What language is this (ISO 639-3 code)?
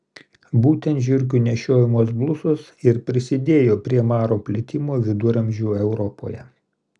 lit